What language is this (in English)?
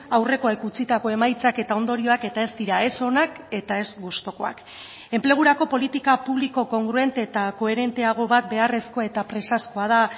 Basque